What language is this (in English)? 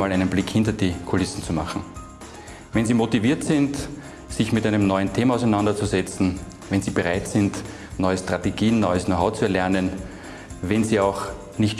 German